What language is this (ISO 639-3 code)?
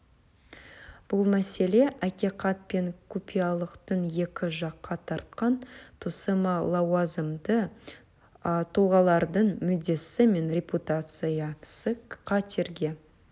kaz